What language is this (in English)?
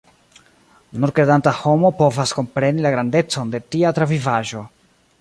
Esperanto